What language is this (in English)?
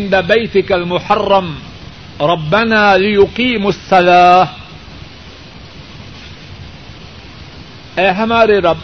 Urdu